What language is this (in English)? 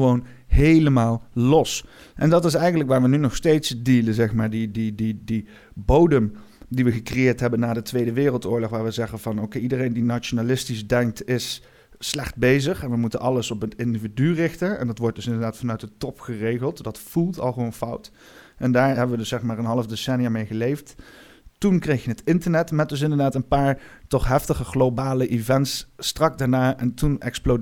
Dutch